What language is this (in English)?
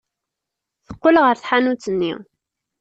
Kabyle